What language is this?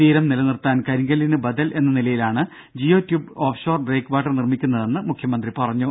Malayalam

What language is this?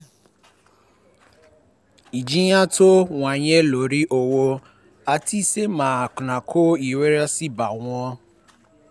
Yoruba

